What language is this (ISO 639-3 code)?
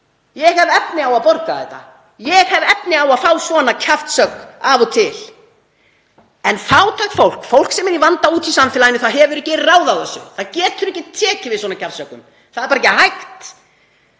isl